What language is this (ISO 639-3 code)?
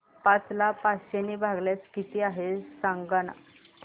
mar